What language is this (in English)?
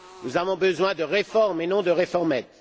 French